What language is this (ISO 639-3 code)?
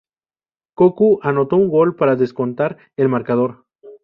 spa